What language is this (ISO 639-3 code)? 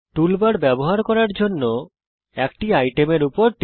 ben